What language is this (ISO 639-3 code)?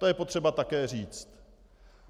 ces